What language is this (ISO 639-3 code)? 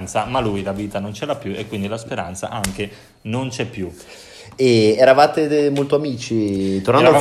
ita